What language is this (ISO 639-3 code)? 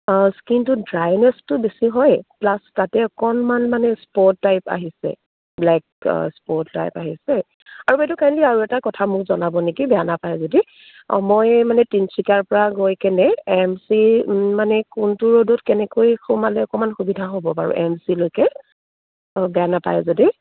asm